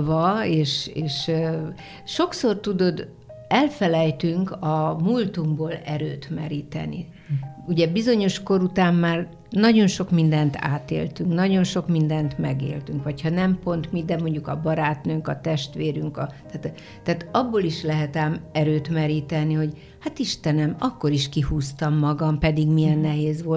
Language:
Hungarian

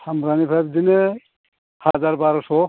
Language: Bodo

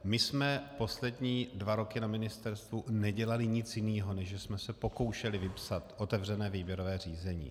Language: Czech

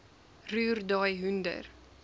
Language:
Afrikaans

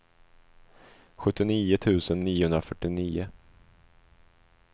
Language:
Swedish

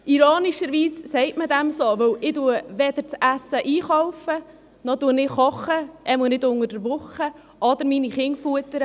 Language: Swiss German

